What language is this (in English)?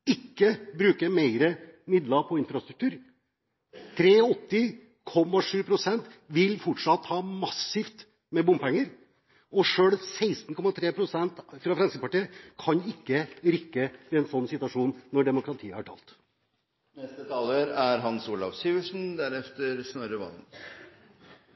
Norwegian Bokmål